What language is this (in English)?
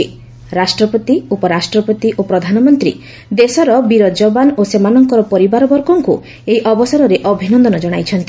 Odia